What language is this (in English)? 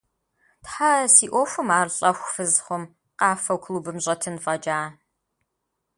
Kabardian